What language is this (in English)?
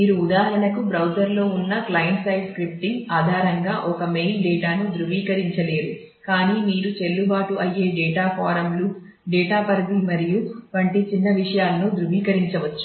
Telugu